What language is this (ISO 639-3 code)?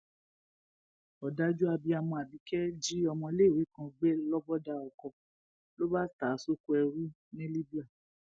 yor